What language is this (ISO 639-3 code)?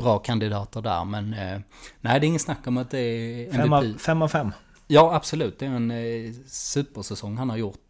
swe